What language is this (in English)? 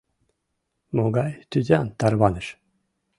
Mari